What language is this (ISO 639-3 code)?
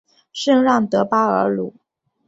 zho